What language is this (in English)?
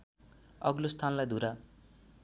Nepali